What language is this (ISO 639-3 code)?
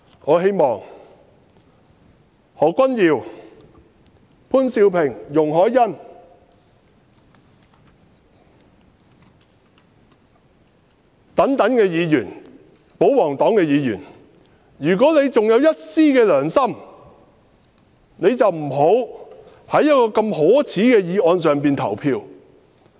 yue